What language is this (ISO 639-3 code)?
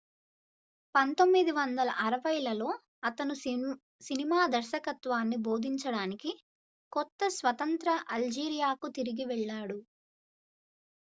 tel